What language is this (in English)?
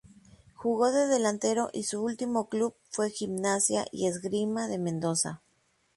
Spanish